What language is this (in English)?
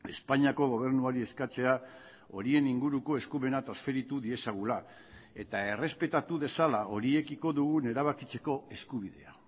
Basque